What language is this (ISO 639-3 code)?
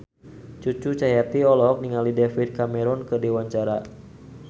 sun